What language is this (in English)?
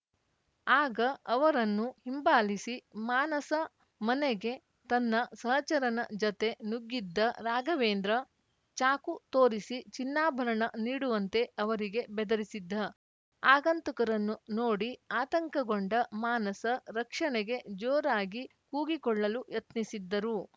Kannada